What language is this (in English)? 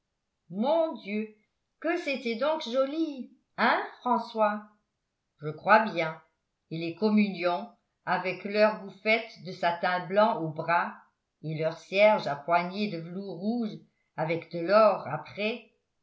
French